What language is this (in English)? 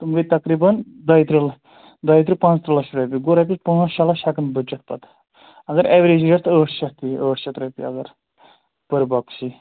Kashmiri